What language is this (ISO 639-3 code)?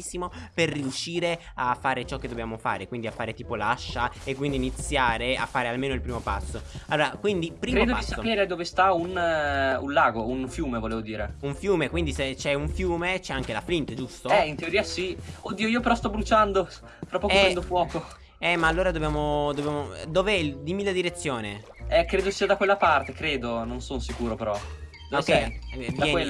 ita